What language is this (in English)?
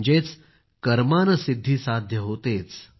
Marathi